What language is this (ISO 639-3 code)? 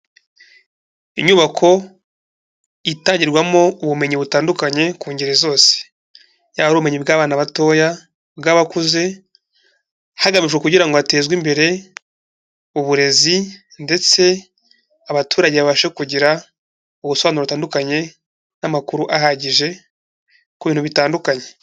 kin